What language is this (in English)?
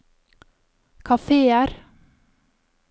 Norwegian